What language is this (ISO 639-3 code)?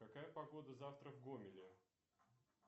rus